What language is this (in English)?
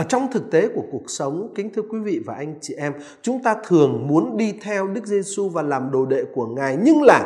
Vietnamese